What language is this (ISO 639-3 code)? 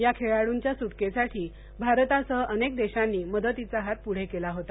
mar